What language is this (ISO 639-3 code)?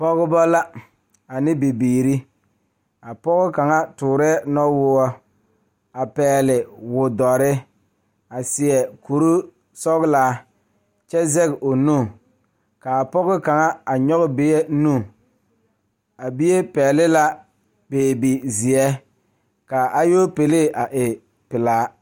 dga